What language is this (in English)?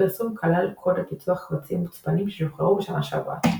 Hebrew